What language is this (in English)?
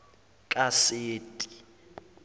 Zulu